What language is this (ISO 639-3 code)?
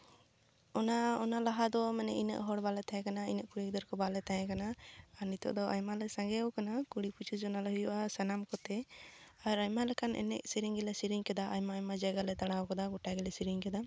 sat